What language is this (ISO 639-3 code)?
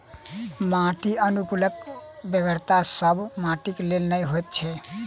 mai